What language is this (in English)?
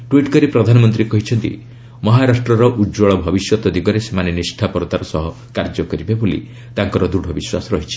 Odia